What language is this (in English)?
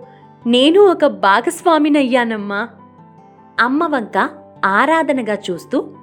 Telugu